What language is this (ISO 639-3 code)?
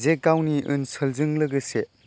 brx